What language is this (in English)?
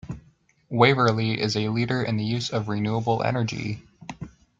English